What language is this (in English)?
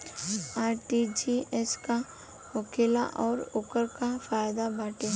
Bhojpuri